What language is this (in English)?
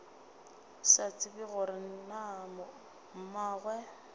Northern Sotho